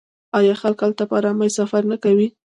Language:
Pashto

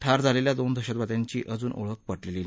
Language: Marathi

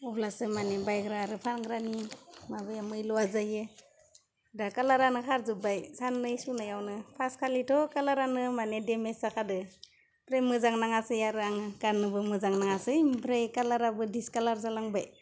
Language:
Bodo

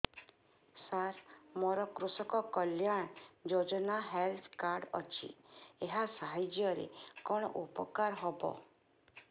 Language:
Odia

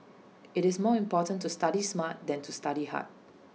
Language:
English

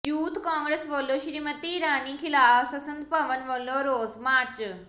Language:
Punjabi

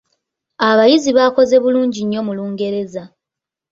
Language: Ganda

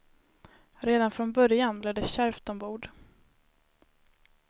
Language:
Swedish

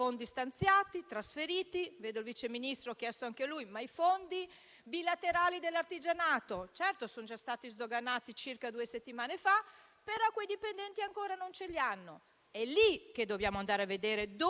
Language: Italian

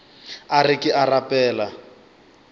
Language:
Northern Sotho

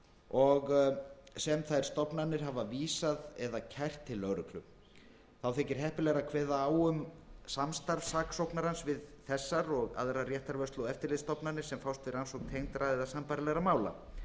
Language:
Icelandic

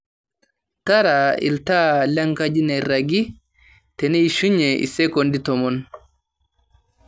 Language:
Masai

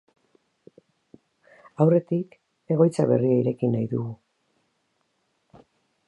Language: Basque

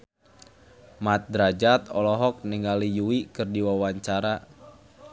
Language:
Sundanese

